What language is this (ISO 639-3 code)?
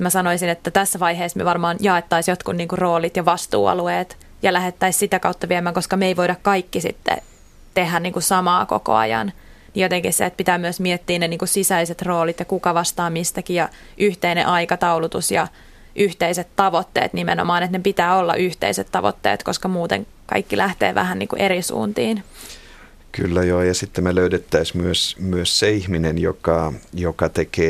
fin